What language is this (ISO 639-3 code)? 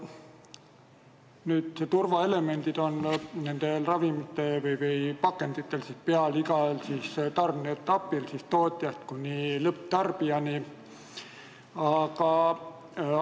est